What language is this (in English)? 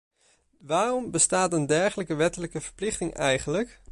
Dutch